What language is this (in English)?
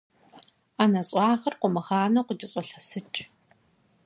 Kabardian